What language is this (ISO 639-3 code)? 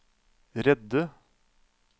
nor